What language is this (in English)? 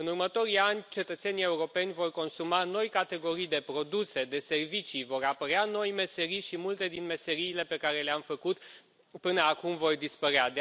Romanian